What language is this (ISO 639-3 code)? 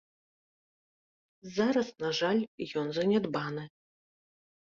bel